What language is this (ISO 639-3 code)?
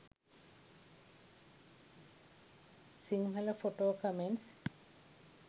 sin